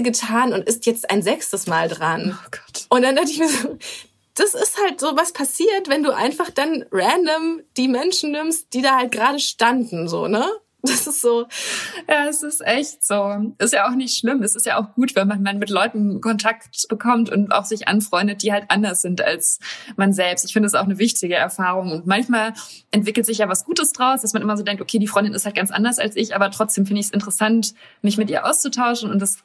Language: German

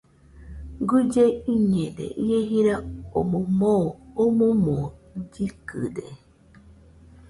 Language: Nüpode Huitoto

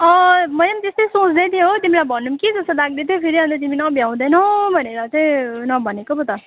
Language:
Nepali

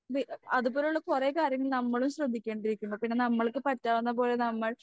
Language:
Malayalam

